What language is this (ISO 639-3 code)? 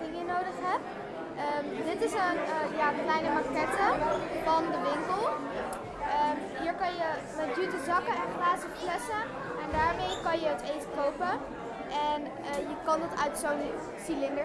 nld